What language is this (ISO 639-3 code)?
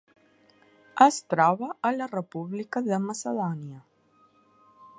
cat